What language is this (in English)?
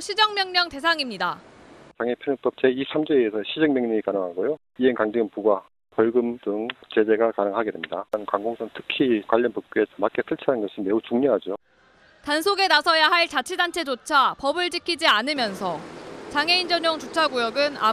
Korean